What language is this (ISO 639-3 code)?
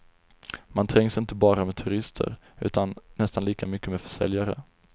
swe